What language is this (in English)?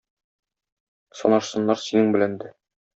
Tatar